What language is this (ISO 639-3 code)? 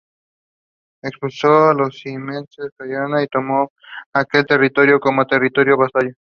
spa